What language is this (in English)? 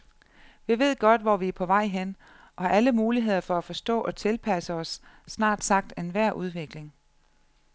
Danish